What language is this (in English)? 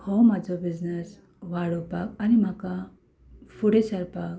Konkani